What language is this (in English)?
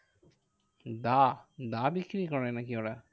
Bangla